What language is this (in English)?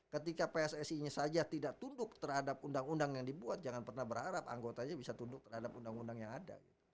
Indonesian